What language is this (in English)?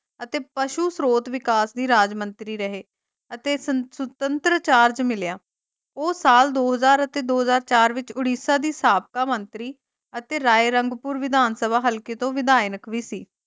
Punjabi